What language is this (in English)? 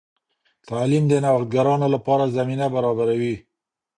Pashto